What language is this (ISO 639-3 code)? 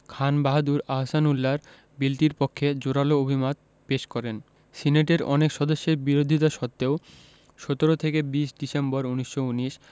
ben